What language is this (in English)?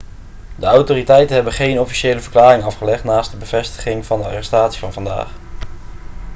Dutch